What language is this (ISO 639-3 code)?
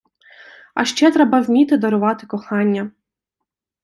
ukr